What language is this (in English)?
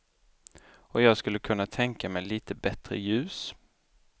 Swedish